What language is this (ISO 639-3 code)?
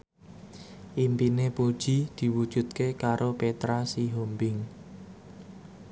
jav